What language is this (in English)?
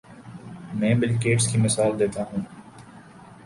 Urdu